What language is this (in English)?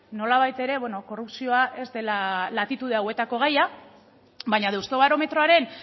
Basque